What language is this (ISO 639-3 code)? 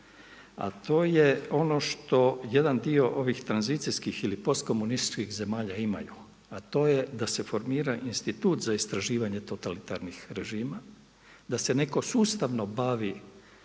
hrv